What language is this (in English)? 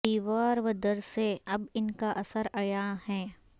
Urdu